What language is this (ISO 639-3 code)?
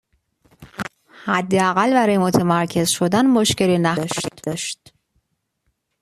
fas